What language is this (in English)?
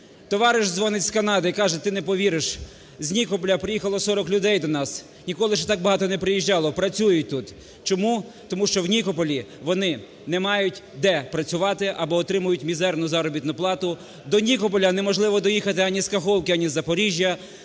Ukrainian